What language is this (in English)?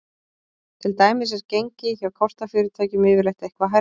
Icelandic